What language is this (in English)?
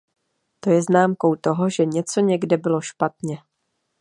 Czech